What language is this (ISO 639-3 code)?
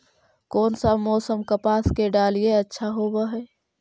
mag